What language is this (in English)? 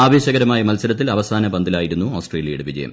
Malayalam